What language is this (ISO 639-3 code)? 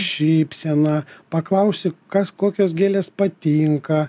lit